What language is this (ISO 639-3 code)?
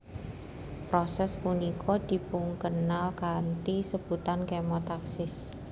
jav